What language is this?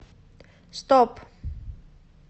Russian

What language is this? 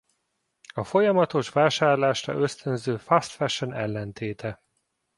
Hungarian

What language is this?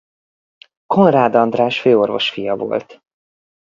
Hungarian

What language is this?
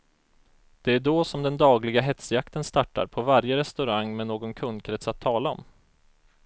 Swedish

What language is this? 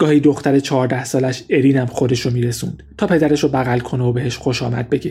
Persian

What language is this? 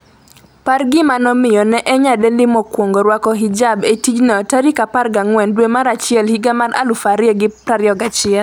Luo (Kenya and Tanzania)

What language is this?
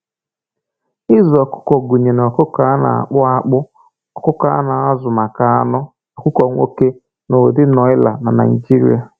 Igbo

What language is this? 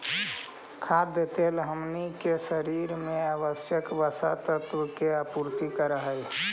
Magahi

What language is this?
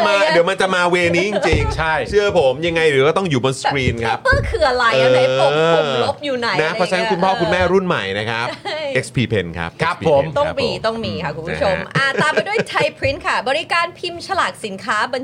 Thai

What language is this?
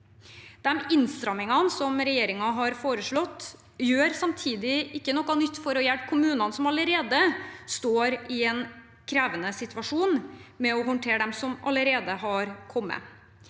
Norwegian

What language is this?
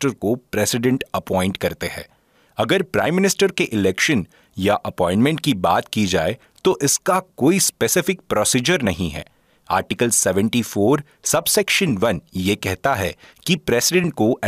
Hindi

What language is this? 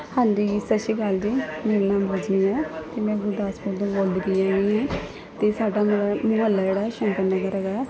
Punjabi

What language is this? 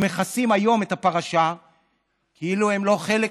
Hebrew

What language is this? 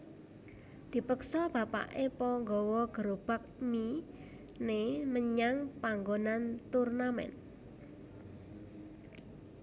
Javanese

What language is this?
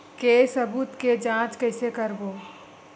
Chhattisgarhi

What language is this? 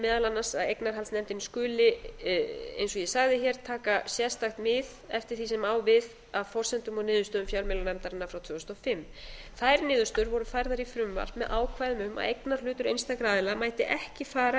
Icelandic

